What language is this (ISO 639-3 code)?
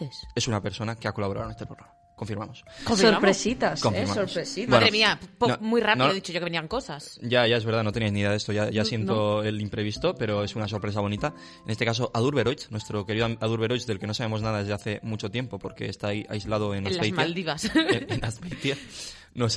spa